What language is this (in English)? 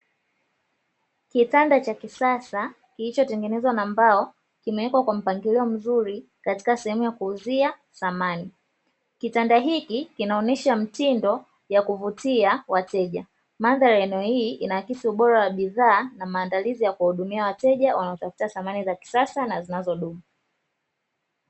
Swahili